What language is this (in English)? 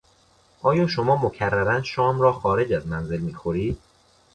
Persian